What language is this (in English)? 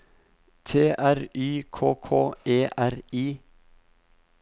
Norwegian